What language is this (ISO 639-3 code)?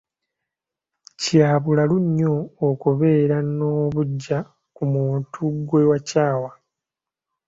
lug